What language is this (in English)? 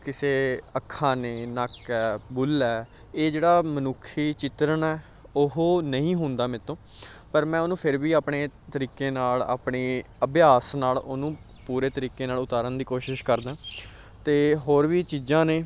Punjabi